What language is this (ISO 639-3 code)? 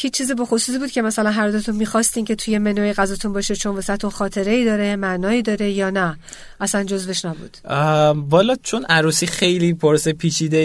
fas